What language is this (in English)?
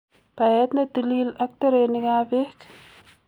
Kalenjin